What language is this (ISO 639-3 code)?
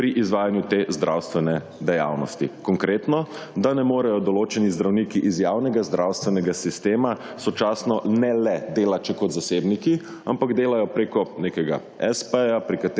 slv